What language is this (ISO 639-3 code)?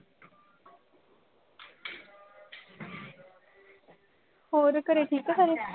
pan